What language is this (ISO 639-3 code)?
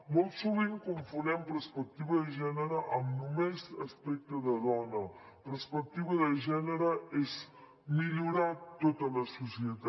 cat